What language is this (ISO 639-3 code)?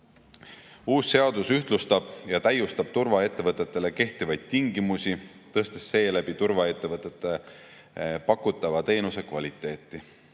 est